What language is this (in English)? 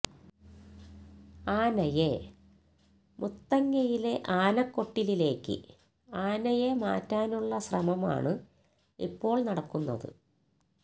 Malayalam